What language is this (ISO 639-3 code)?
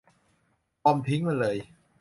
tha